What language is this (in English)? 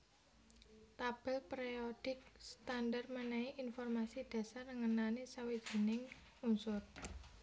Javanese